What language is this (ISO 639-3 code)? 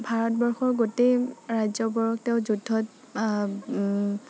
asm